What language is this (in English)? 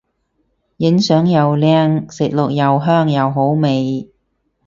Cantonese